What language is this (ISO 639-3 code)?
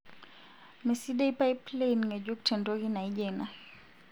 mas